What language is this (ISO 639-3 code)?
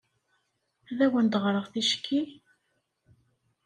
kab